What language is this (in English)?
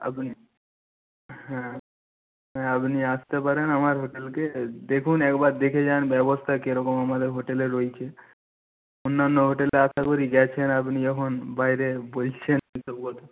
Bangla